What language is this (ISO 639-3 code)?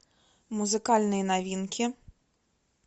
rus